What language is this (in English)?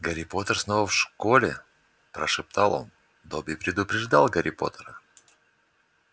Russian